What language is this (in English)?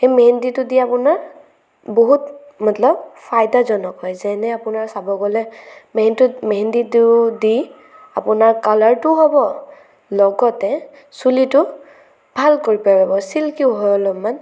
Assamese